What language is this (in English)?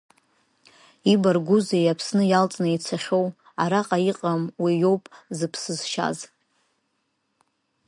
Abkhazian